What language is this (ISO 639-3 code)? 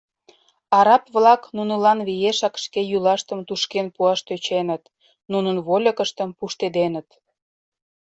chm